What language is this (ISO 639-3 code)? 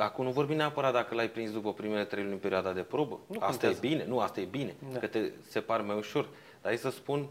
ron